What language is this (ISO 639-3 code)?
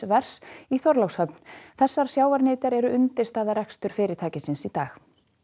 isl